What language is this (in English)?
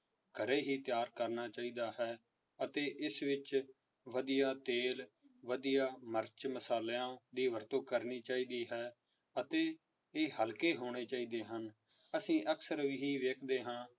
Punjabi